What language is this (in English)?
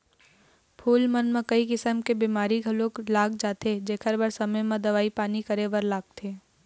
Chhattisgarhi